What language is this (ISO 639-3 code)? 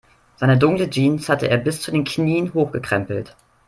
deu